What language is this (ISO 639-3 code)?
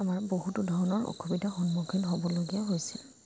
asm